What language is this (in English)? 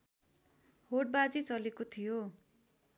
Nepali